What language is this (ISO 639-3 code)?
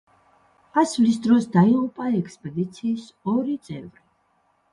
kat